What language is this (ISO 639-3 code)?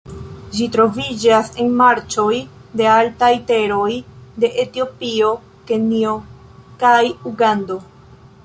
epo